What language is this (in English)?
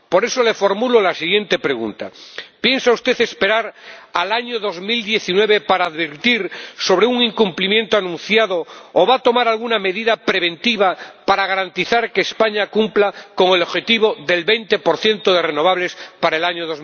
Spanish